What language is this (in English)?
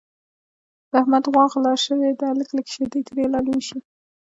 Pashto